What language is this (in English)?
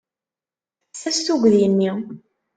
Kabyle